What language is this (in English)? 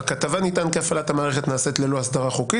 Hebrew